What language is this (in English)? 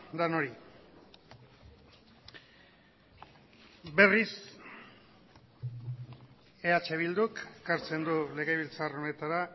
Basque